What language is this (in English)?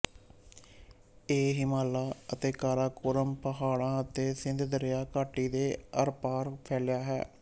Punjabi